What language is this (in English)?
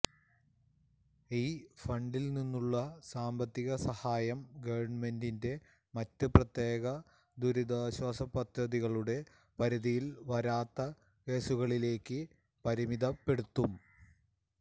Malayalam